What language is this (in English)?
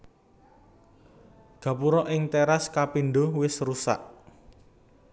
Javanese